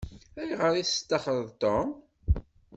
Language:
Kabyle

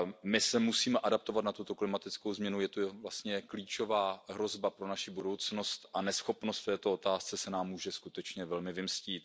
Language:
Czech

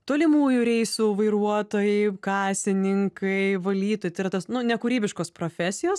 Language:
Lithuanian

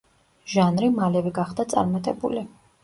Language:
Georgian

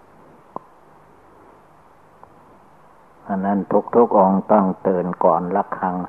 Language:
Thai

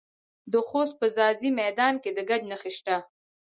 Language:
Pashto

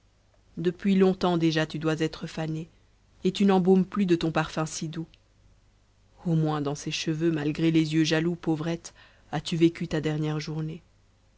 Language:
French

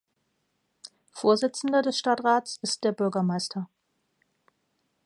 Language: German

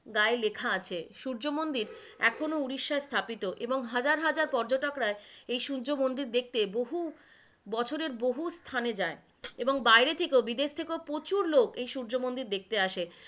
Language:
Bangla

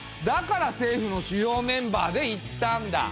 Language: Japanese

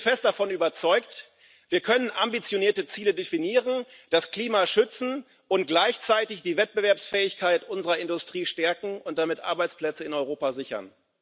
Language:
German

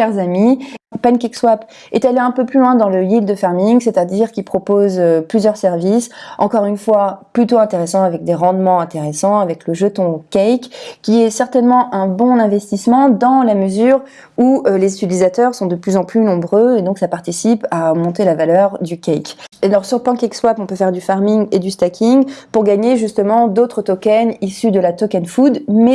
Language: French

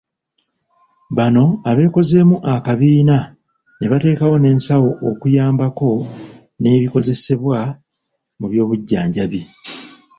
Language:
Ganda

